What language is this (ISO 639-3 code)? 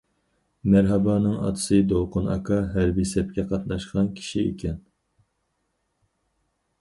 uig